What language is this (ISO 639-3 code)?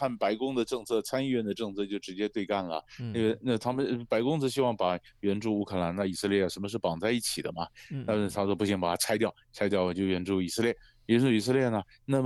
zho